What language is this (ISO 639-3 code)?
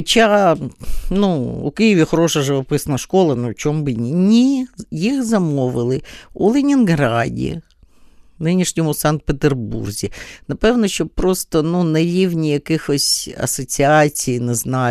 ukr